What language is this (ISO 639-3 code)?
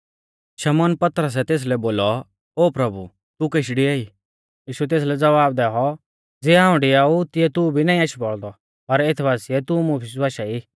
bfz